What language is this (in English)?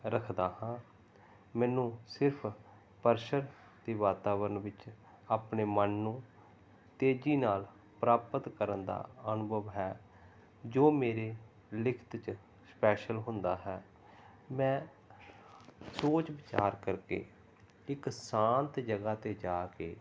Punjabi